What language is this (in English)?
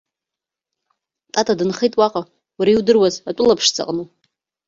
Abkhazian